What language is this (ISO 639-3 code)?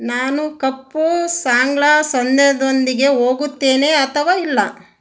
kan